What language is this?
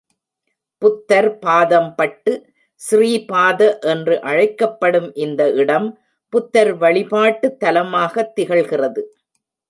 Tamil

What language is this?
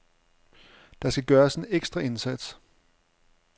Danish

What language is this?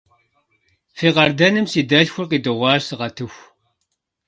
Kabardian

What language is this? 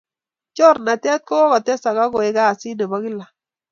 Kalenjin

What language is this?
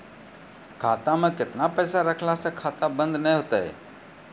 Maithili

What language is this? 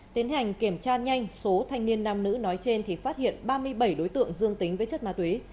Vietnamese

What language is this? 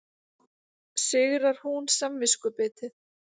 Icelandic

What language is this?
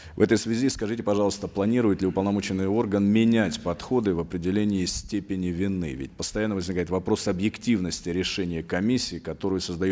Kazakh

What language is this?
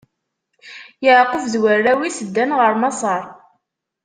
Kabyle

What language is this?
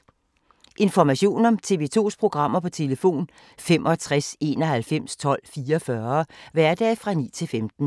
Danish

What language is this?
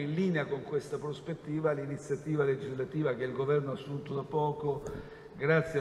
Italian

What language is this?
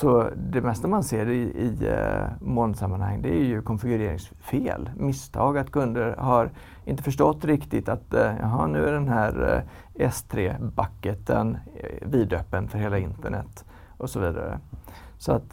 Swedish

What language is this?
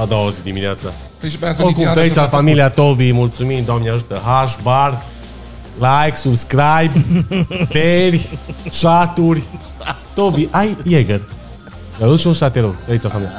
Romanian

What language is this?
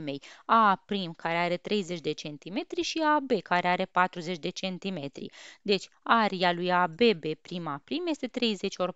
Romanian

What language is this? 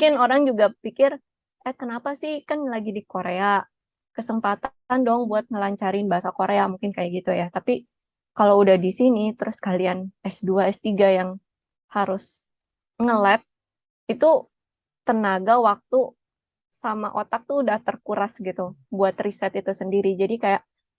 Indonesian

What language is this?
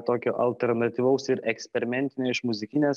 Lithuanian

